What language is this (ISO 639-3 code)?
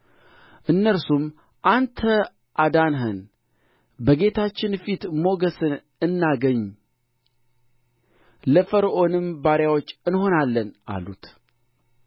amh